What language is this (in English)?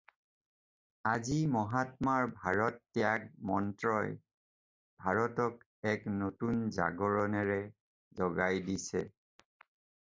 Assamese